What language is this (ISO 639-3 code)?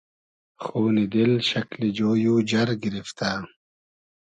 haz